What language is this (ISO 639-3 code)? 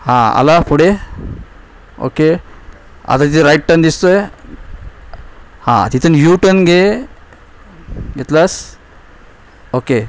mar